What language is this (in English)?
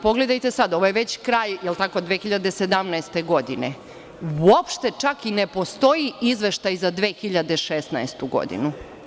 Serbian